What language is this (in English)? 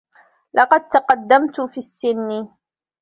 Arabic